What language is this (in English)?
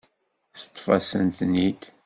Kabyle